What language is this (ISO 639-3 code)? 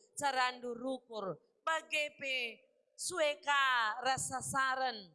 ind